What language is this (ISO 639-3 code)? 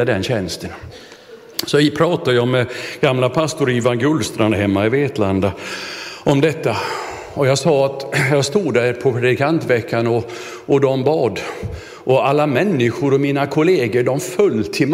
swe